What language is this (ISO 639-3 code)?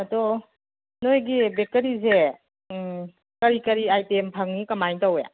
mni